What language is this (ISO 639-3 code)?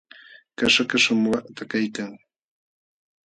qxw